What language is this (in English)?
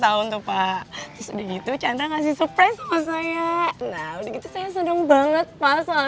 Indonesian